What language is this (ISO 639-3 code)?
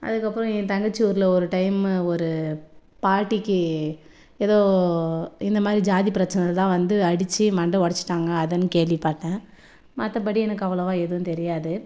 tam